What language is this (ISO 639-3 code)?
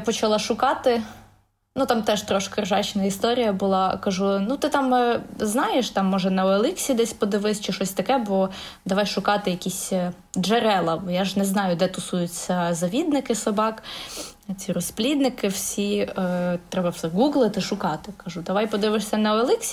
ukr